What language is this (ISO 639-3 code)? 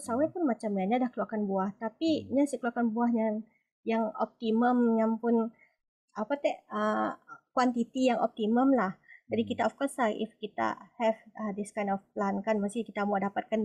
msa